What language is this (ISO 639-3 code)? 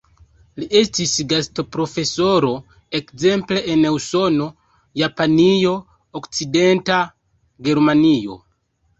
epo